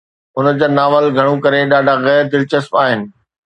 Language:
Sindhi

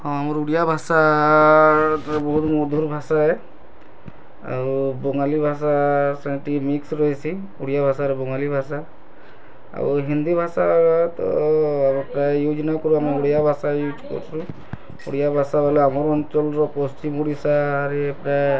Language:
Odia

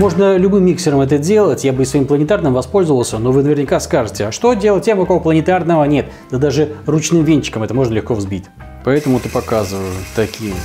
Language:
Russian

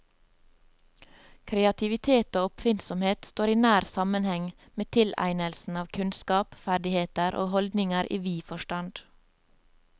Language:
Norwegian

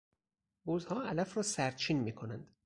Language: Persian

